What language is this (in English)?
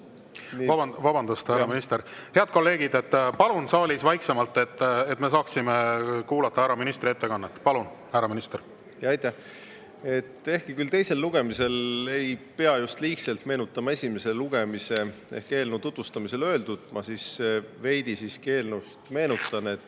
Estonian